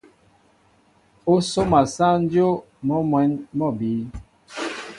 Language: Mbo (Cameroon)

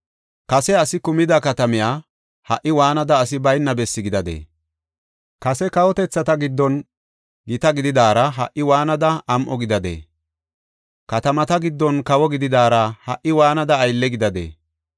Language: Gofa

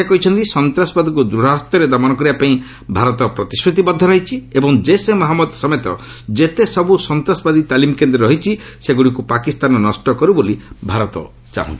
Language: Odia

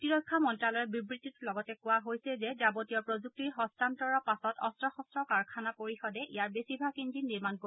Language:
Assamese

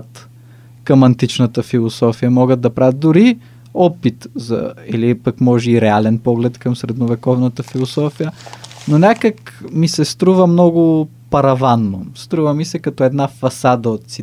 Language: Bulgarian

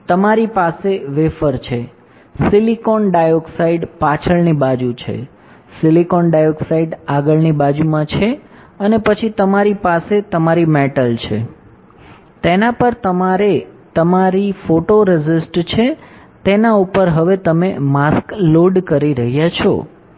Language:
Gujarati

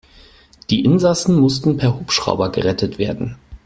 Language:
German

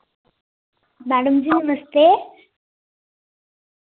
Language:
Dogri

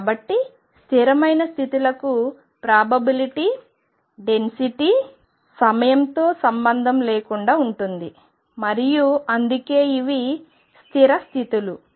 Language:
Telugu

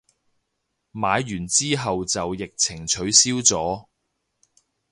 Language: Cantonese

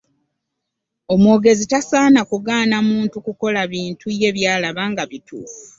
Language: Ganda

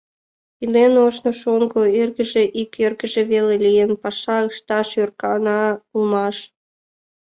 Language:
Mari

